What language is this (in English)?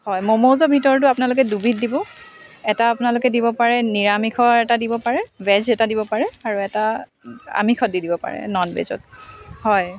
Assamese